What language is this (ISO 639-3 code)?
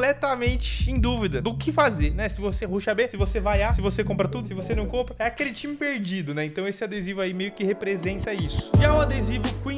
por